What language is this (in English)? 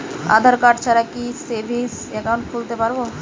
Bangla